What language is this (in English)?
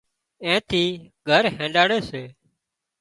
Wadiyara Koli